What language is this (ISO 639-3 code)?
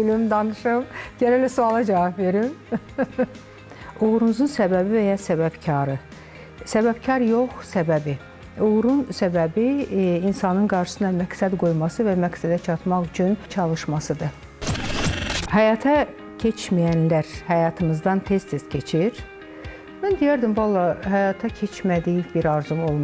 tur